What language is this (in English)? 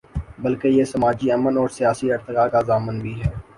Urdu